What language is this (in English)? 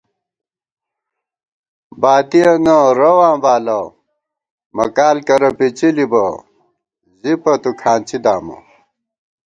Gawar-Bati